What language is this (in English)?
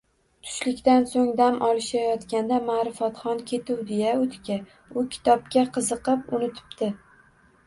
Uzbek